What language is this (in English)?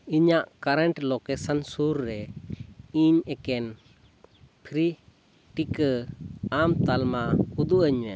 Santali